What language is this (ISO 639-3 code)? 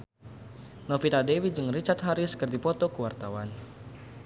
sun